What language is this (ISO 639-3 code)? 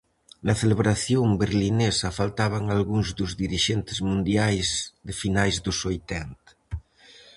glg